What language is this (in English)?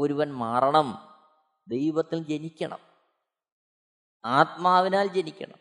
Malayalam